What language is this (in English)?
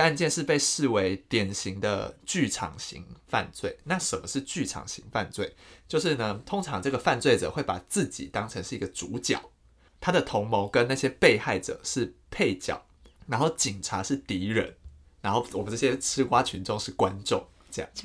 Chinese